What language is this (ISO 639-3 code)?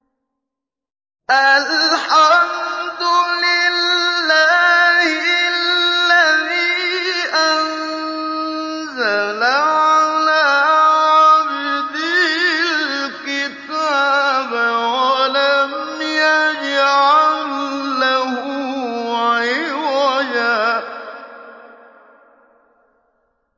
ara